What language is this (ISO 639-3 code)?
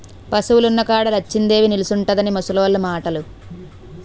tel